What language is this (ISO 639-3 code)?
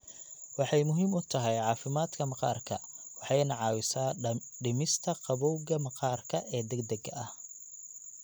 som